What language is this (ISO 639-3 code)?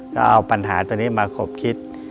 tha